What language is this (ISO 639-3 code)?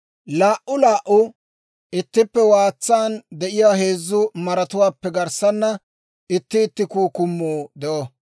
dwr